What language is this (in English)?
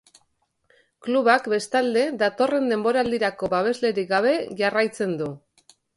Basque